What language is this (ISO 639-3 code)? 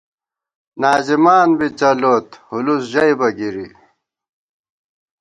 gwt